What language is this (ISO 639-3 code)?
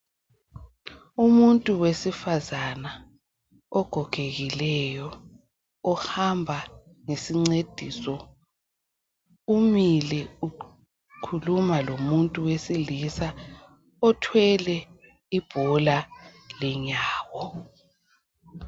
nde